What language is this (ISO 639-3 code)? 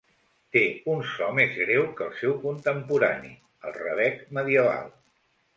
cat